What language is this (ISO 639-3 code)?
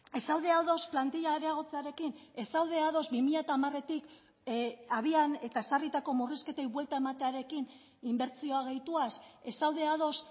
eus